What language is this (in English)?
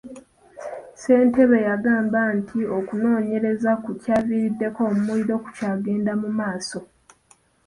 Ganda